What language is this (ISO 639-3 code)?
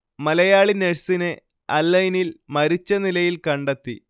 mal